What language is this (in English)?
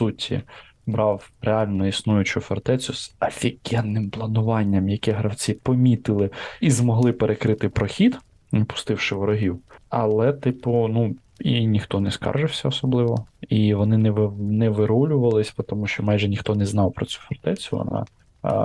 Ukrainian